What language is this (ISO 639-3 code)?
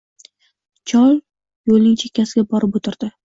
uzb